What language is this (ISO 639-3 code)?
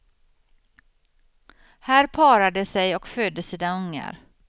swe